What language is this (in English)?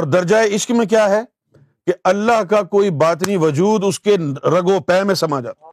Urdu